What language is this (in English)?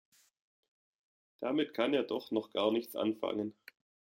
German